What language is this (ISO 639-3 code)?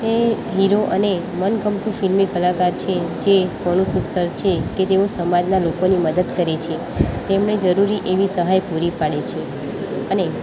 guj